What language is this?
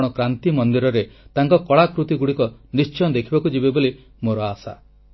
Odia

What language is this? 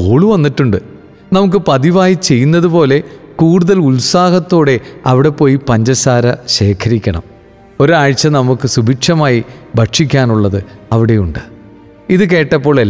Malayalam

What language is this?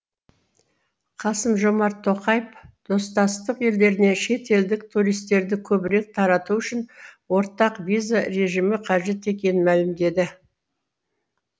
Kazakh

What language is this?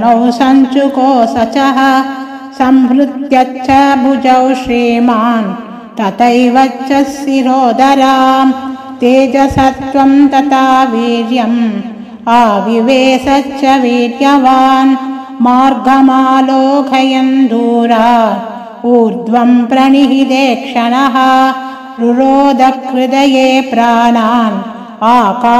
Hindi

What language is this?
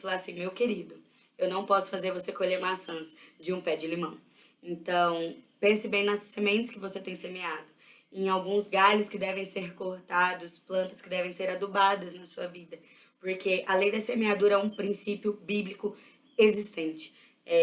Portuguese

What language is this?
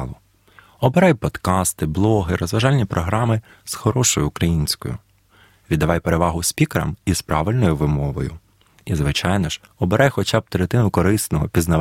Ukrainian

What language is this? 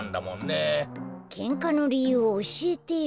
Japanese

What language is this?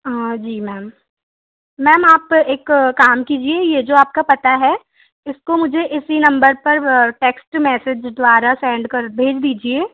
Hindi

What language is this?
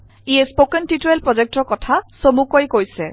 Assamese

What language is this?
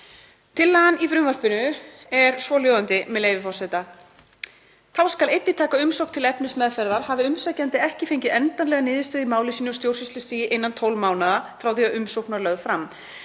Icelandic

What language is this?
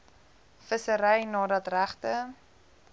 Afrikaans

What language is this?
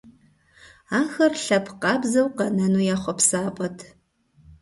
Kabardian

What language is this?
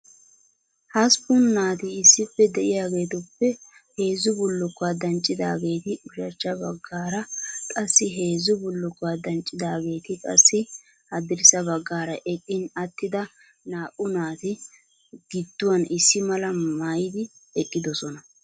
Wolaytta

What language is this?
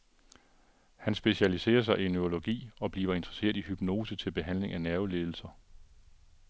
Danish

